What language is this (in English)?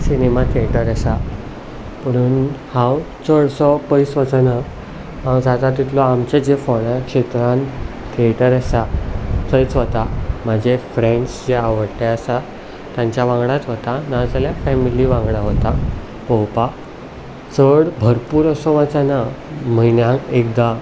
Konkani